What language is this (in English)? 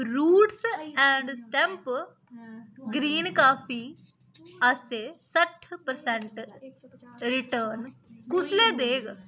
Dogri